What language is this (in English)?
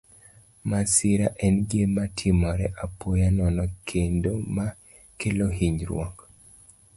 Luo (Kenya and Tanzania)